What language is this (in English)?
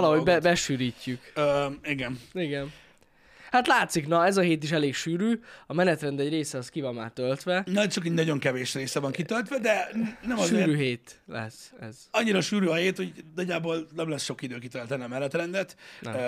Hungarian